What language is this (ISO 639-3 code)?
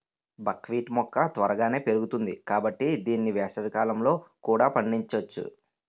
tel